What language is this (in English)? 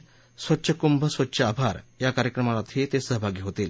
Marathi